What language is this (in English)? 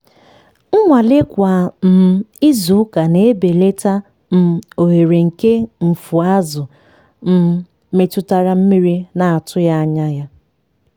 Igbo